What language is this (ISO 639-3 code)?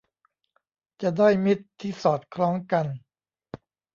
tha